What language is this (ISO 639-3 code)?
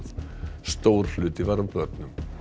isl